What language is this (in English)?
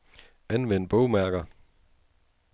Danish